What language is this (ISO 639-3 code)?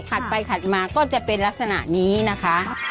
tha